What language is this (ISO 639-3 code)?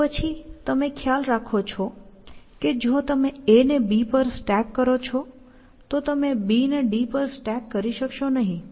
guj